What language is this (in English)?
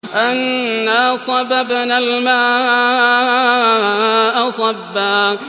Arabic